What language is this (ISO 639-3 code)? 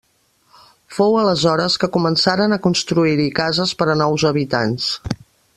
cat